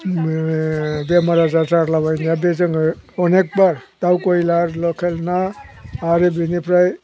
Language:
Bodo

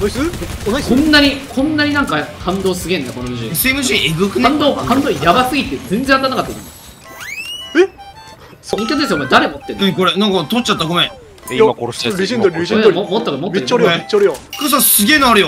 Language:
Japanese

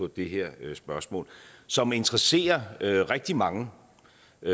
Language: Danish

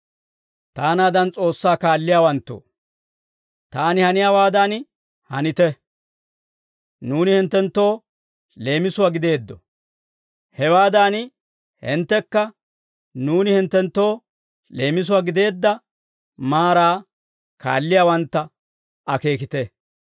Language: Dawro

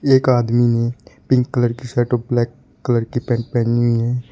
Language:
Hindi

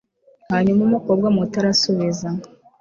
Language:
Kinyarwanda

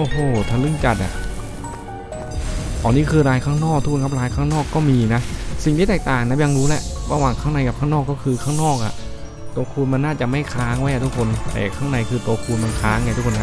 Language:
Thai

